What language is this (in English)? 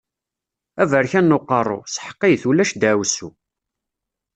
Kabyle